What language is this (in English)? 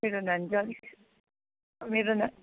Nepali